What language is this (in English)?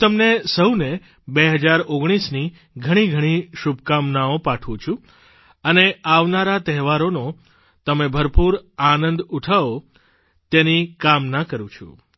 Gujarati